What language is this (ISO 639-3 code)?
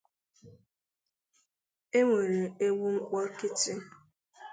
ibo